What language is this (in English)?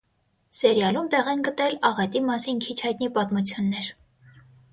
Armenian